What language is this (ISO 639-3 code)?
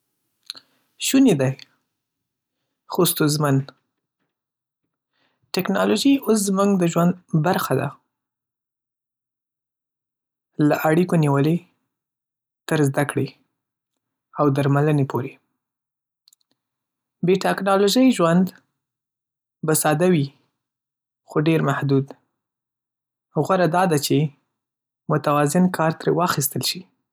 pus